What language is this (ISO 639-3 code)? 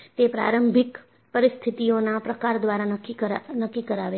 guj